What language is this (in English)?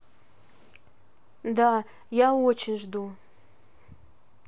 Russian